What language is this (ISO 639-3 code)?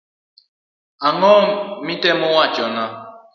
luo